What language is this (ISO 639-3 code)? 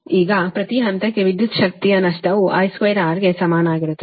kan